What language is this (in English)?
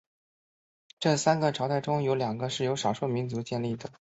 Chinese